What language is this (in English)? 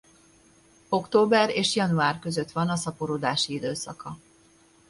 Hungarian